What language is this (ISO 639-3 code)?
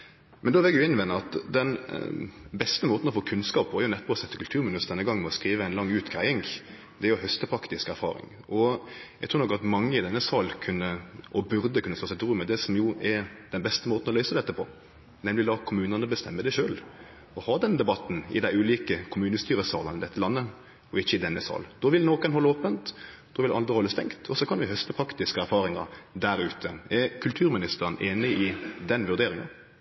nno